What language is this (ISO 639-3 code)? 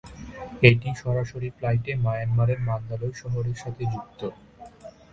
ben